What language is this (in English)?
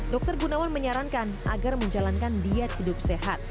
Indonesian